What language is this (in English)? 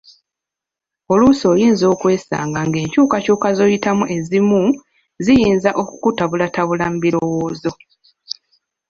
Ganda